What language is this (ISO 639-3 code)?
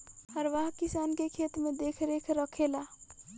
bho